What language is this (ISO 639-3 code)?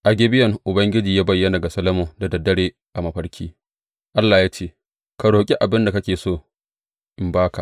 hau